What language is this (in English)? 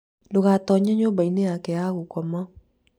Kikuyu